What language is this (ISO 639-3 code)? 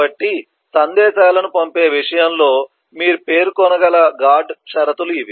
tel